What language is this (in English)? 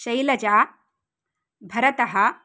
Sanskrit